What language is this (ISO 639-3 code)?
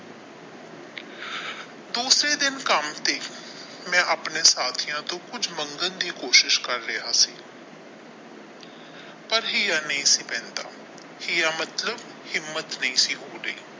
pan